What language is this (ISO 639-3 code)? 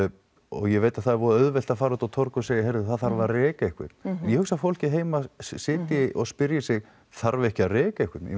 isl